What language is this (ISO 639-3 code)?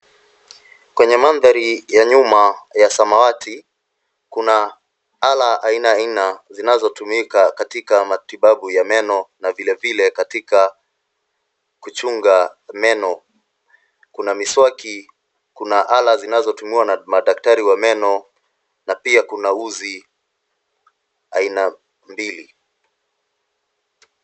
swa